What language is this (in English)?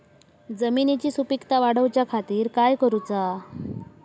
Marathi